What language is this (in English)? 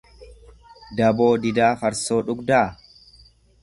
Oromo